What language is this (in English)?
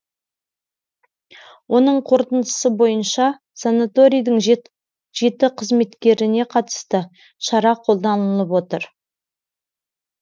Kazakh